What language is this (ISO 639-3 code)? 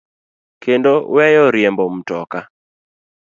luo